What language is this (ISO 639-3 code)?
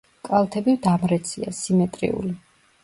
kat